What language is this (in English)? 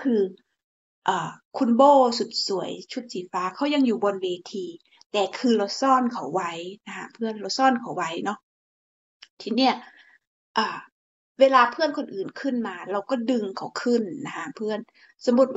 Thai